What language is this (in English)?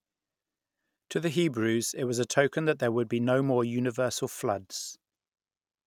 English